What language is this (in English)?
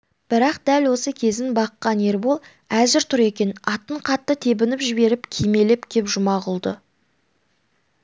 Kazakh